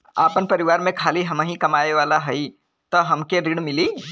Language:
Bhojpuri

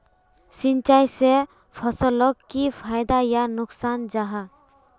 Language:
Magahi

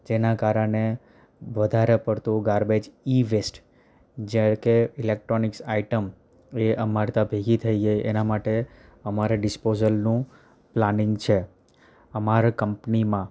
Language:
Gujarati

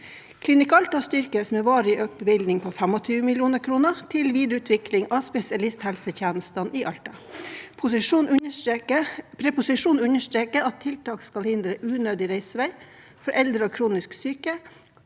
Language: Norwegian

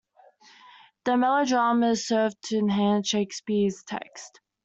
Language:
English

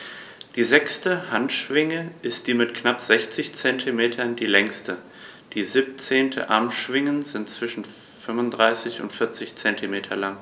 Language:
German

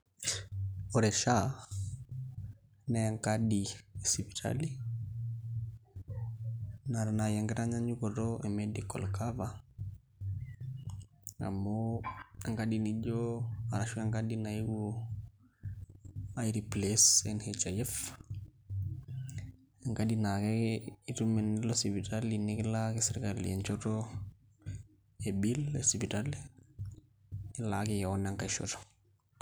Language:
Masai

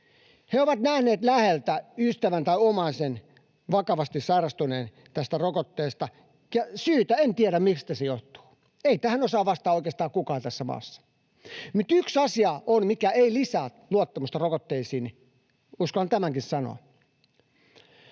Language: Finnish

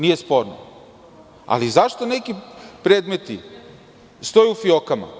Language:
Serbian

